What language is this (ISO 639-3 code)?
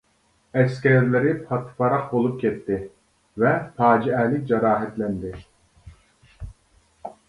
uig